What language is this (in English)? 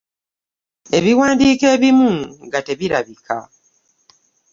Ganda